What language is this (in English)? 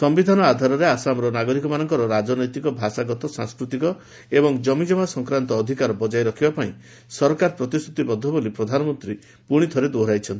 Odia